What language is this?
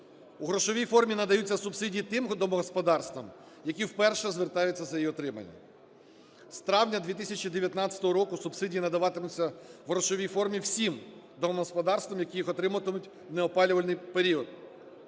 Ukrainian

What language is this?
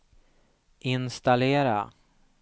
Swedish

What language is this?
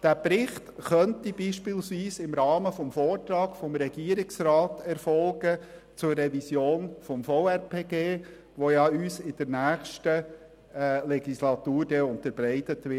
Swiss German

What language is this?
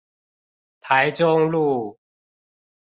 Chinese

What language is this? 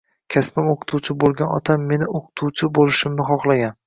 Uzbek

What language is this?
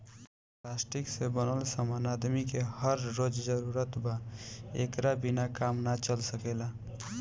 Bhojpuri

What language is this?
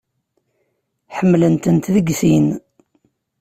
Kabyle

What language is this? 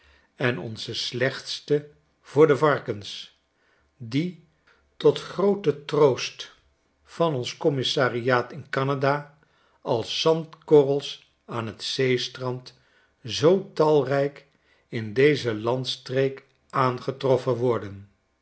Dutch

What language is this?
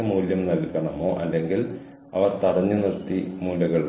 Malayalam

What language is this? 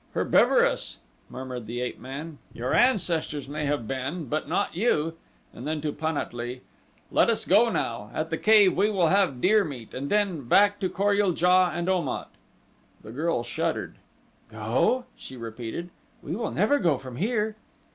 English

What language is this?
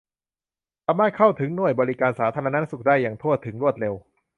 Thai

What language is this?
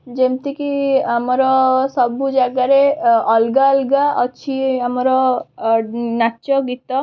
Odia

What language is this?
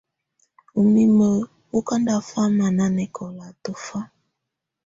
Tunen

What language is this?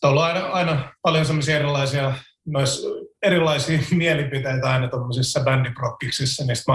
Finnish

